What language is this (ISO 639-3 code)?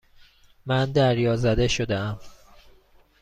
fas